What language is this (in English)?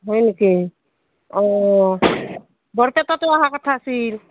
Assamese